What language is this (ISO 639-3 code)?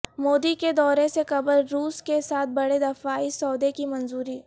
urd